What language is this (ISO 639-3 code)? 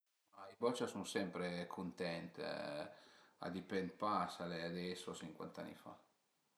pms